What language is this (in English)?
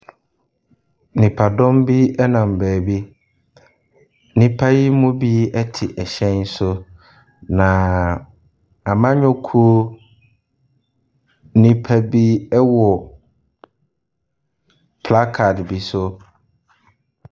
Akan